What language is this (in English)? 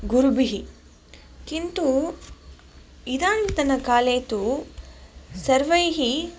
Sanskrit